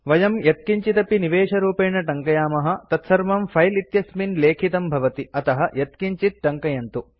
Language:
Sanskrit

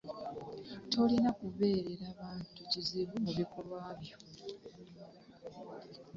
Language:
Ganda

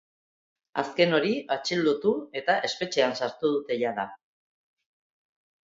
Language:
Basque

